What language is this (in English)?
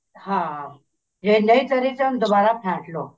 Punjabi